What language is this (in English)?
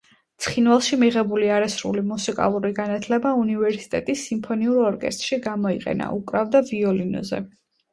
Georgian